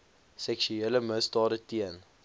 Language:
Afrikaans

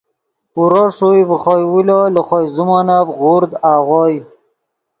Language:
Yidgha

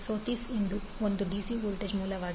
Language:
Kannada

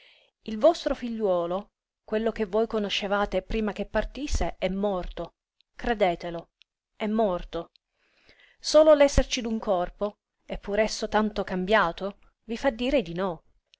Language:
Italian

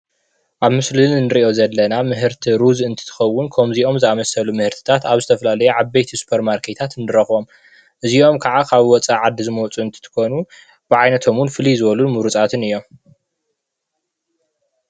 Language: Tigrinya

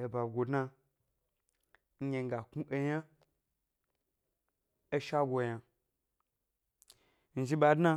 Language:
Gbari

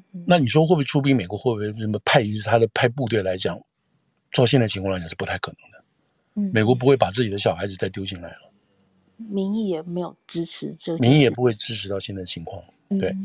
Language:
Chinese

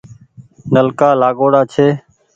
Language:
Goaria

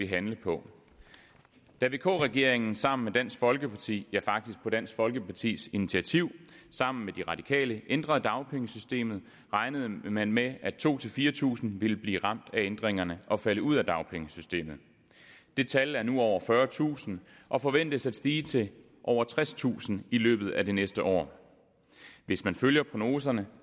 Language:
Danish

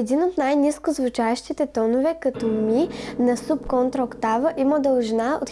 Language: Bulgarian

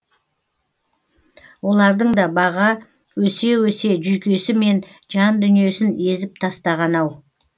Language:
Kazakh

